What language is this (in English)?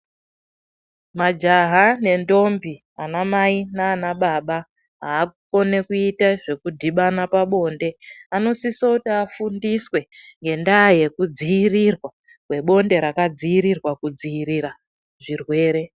Ndau